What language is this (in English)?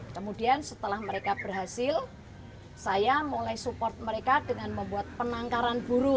Indonesian